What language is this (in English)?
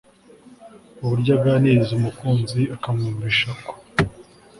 Kinyarwanda